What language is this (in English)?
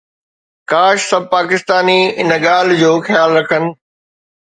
Sindhi